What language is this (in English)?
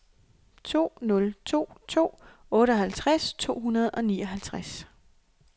Danish